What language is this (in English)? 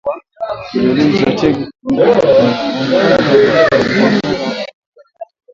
Swahili